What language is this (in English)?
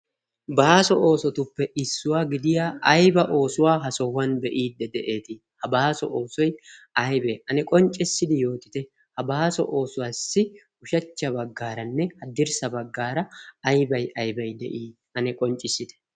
Wolaytta